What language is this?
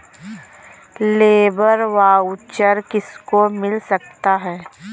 Hindi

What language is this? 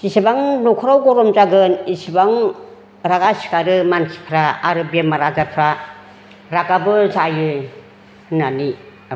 Bodo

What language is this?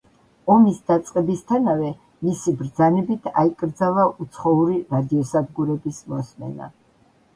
Georgian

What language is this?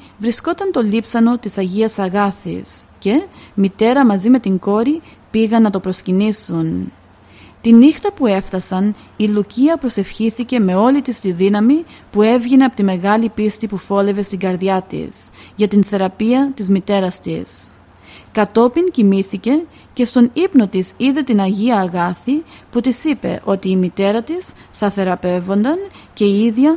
Greek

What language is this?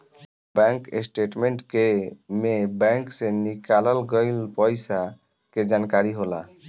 Bhojpuri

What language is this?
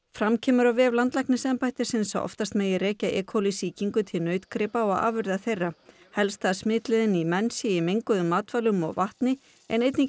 Icelandic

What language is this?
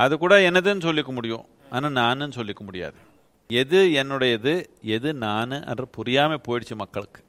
Tamil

